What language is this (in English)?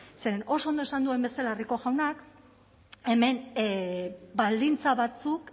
Basque